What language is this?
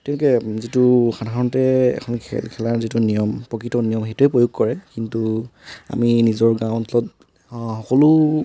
Assamese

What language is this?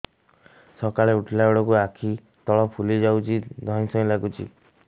Odia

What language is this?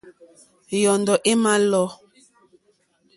Mokpwe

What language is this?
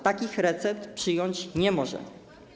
Polish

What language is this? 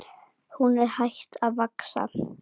Icelandic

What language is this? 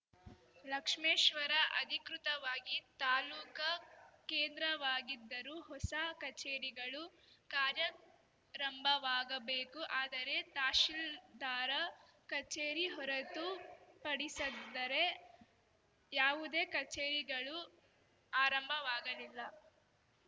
Kannada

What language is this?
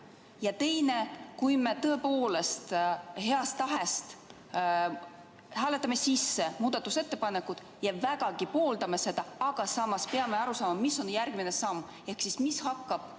Estonian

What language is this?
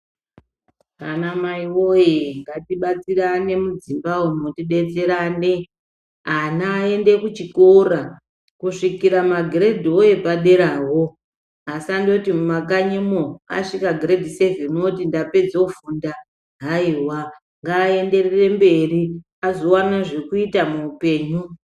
Ndau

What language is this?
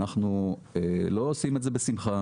Hebrew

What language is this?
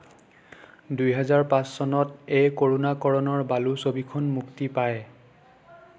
Assamese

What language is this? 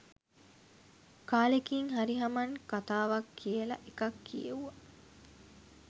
Sinhala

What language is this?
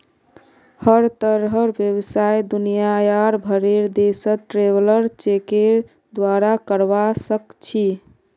Magahi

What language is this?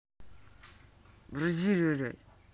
Russian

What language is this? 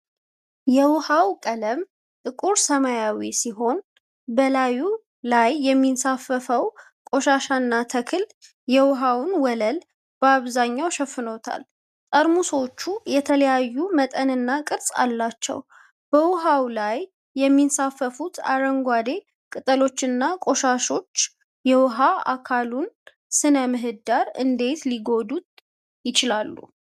Amharic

